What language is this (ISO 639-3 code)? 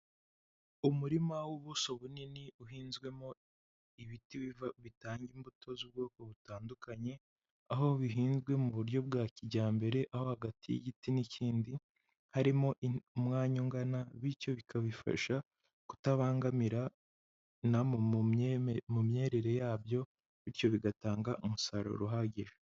kin